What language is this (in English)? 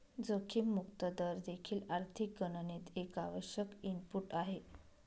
Marathi